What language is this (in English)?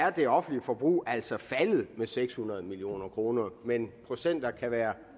Danish